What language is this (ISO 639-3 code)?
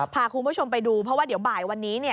tha